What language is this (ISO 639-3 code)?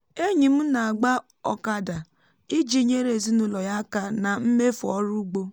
ibo